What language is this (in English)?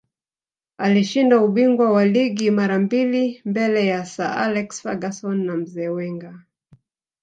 Swahili